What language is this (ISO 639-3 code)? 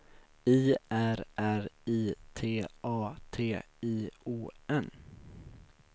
swe